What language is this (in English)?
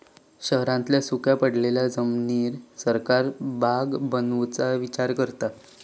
Marathi